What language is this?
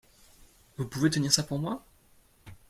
French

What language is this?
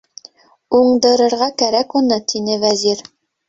Bashkir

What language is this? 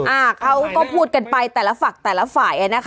Thai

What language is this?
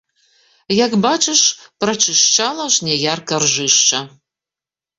Belarusian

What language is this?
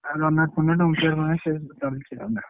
Odia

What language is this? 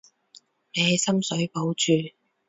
Cantonese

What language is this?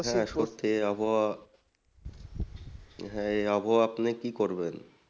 Bangla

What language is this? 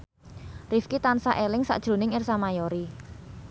Javanese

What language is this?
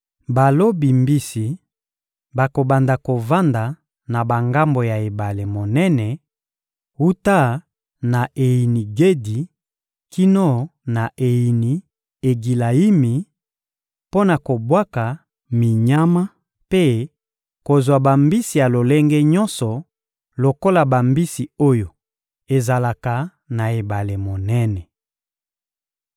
Lingala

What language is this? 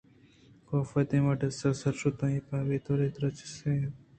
Eastern Balochi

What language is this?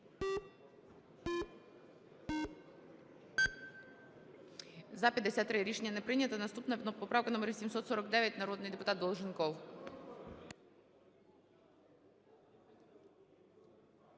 Ukrainian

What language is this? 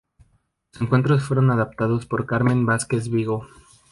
Spanish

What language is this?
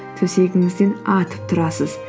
Kazakh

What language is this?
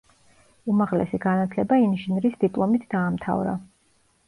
Georgian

